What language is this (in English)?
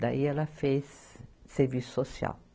Portuguese